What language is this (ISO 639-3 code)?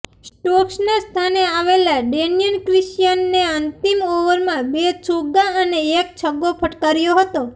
guj